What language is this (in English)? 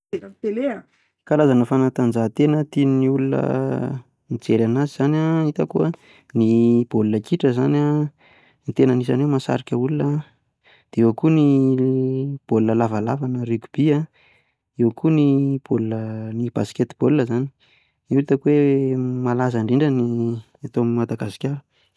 Malagasy